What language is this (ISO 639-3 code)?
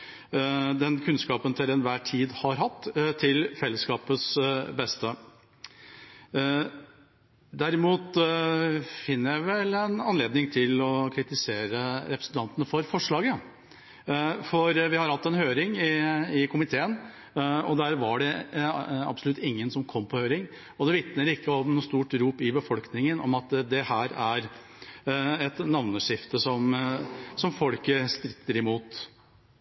nob